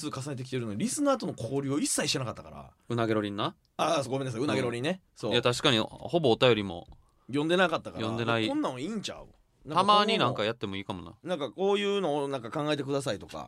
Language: Japanese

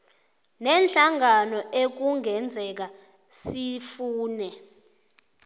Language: South Ndebele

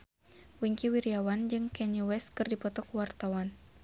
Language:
Sundanese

